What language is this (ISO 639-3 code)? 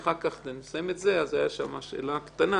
heb